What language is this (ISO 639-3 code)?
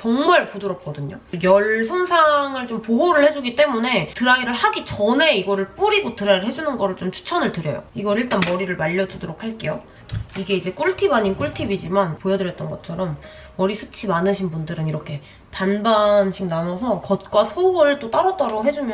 kor